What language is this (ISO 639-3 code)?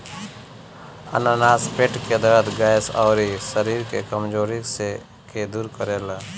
bho